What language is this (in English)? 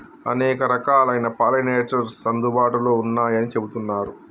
Telugu